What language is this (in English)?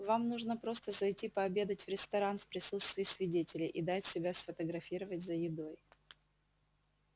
Russian